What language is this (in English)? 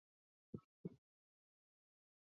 Chinese